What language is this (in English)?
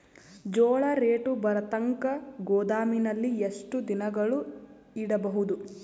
Kannada